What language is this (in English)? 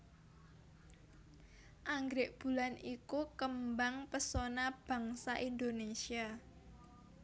Javanese